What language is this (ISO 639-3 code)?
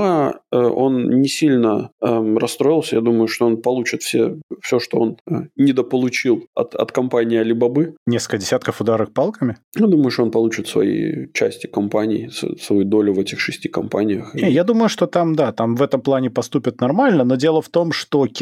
rus